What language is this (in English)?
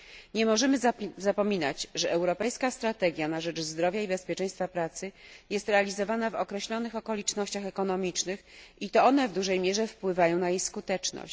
Polish